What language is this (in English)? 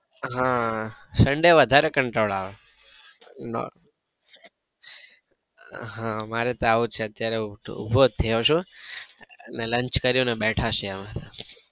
Gujarati